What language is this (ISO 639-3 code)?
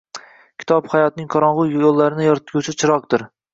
uzb